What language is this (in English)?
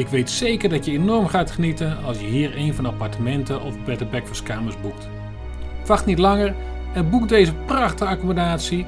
Dutch